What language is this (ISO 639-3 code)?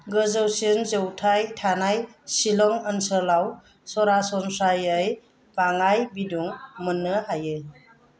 brx